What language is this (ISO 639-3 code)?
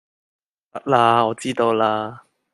yue